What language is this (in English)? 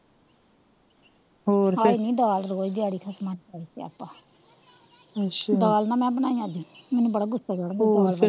Punjabi